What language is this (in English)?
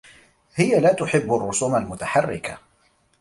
Arabic